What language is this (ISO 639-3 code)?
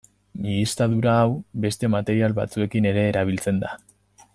eus